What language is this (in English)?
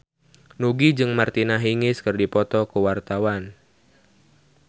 Sundanese